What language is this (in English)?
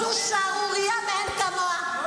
Hebrew